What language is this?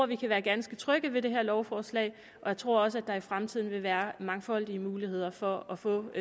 Danish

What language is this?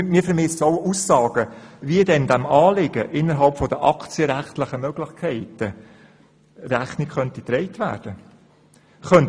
Swiss German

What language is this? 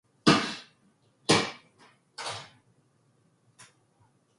Korean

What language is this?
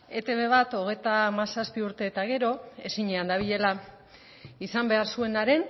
Basque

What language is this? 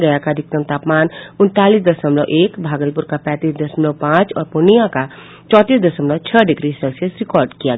Hindi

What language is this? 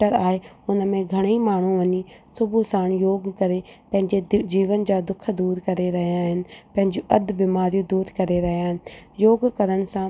Sindhi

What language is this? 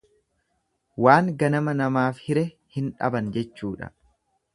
Oromo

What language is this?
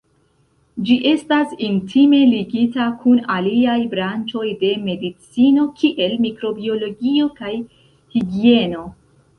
Esperanto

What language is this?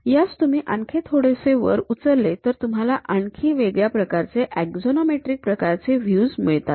Marathi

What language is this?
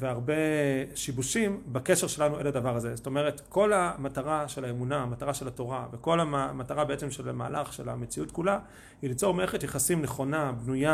Hebrew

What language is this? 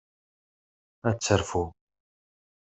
Kabyle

